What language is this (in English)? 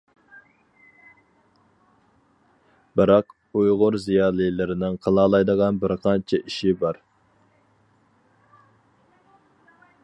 Uyghur